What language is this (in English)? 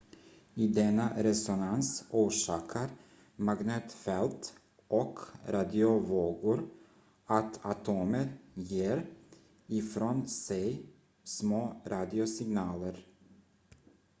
Swedish